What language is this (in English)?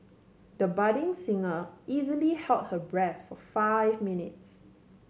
English